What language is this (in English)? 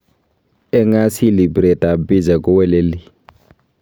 Kalenjin